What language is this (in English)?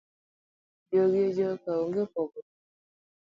Luo (Kenya and Tanzania)